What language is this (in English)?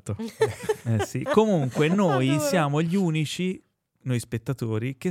Italian